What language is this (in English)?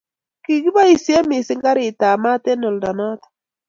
Kalenjin